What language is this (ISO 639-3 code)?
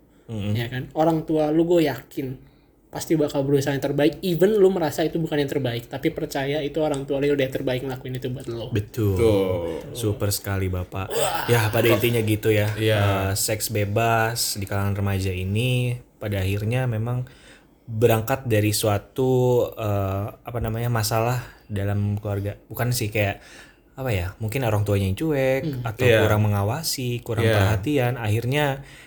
ind